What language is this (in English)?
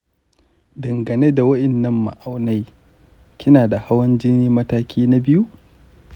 Hausa